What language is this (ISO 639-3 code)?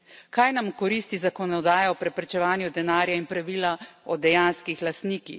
slv